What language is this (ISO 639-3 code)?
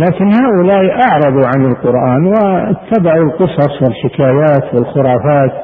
ara